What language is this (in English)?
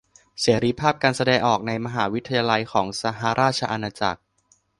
Thai